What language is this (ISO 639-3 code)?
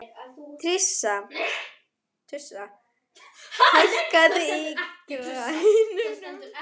isl